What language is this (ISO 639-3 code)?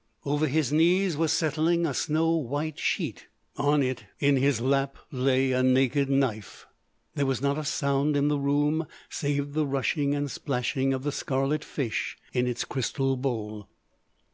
eng